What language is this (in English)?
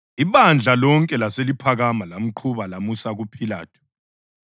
North Ndebele